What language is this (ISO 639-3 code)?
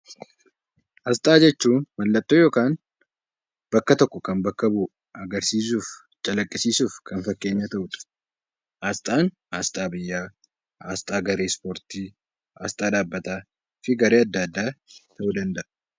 orm